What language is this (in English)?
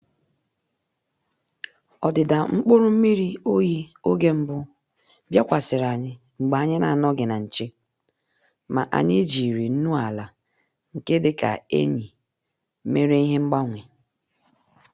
Igbo